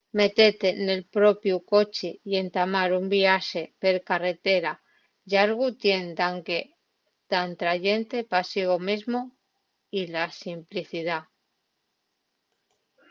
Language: Asturian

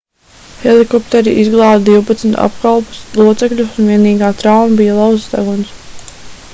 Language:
Latvian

